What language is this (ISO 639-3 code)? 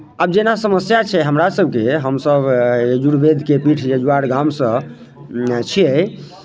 mai